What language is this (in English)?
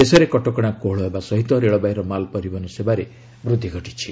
Odia